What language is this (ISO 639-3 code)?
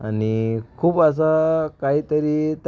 mar